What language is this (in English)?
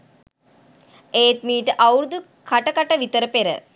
Sinhala